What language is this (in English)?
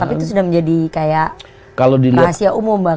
Indonesian